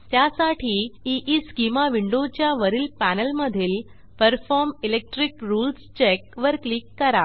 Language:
Marathi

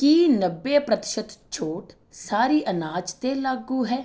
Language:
Punjabi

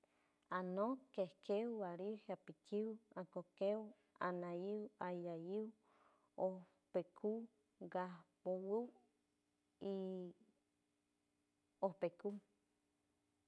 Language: San Francisco Del Mar Huave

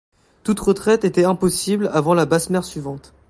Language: French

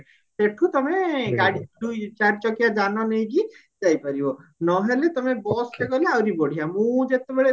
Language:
Odia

